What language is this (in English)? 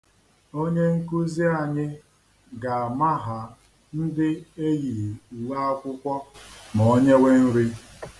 Igbo